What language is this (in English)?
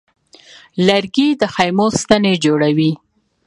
Pashto